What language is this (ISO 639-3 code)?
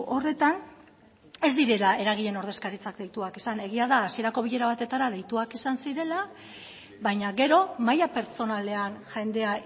eus